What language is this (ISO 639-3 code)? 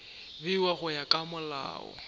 nso